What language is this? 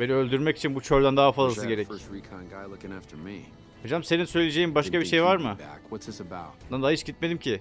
Turkish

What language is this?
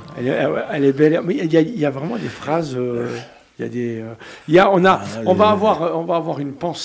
French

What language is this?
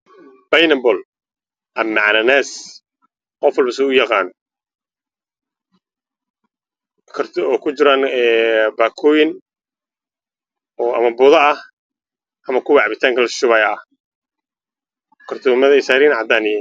Somali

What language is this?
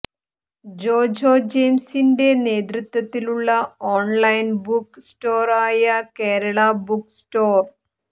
Malayalam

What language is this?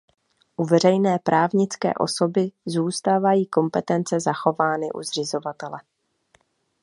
Czech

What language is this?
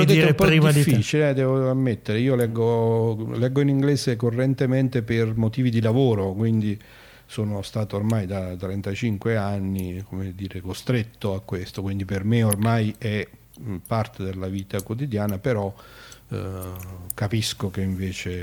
Italian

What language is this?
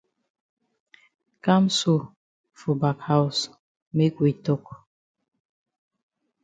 Cameroon Pidgin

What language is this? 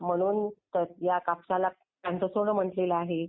Marathi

